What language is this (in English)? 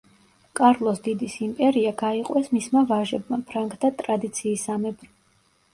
Georgian